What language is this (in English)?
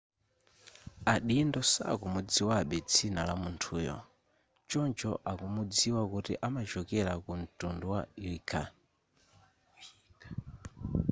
Nyanja